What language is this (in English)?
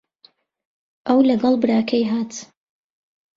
Central Kurdish